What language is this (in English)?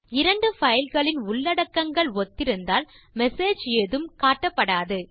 Tamil